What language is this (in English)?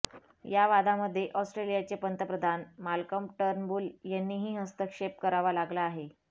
Marathi